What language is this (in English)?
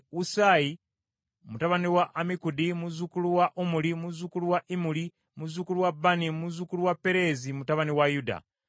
Ganda